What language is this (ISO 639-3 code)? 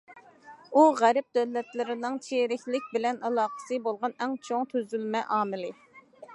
uig